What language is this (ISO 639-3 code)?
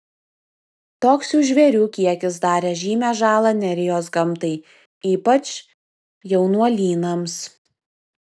lit